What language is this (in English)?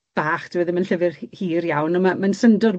Welsh